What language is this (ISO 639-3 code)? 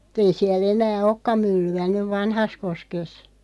fin